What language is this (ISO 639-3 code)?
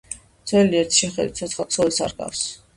kat